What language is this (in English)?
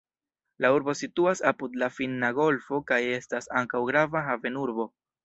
Esperanto